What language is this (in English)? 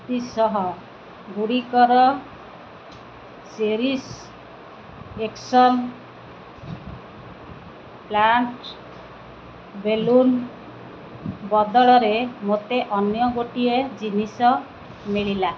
Odia